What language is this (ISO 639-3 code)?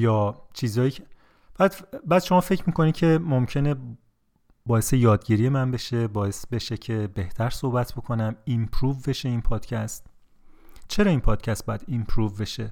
fas